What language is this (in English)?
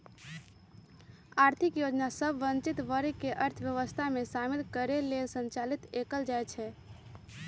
Magahi